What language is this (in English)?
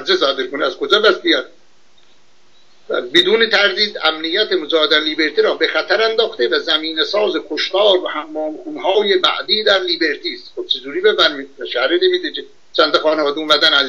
Persian